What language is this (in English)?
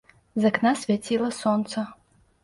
Belarusian